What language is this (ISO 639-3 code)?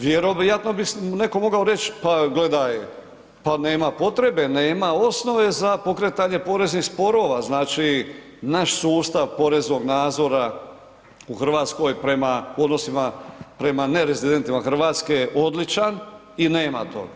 hrv